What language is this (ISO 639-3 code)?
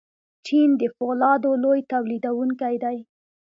pus